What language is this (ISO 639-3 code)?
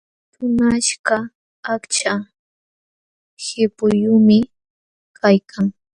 qxw